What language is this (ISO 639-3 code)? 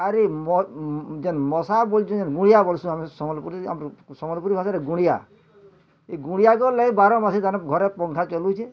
ori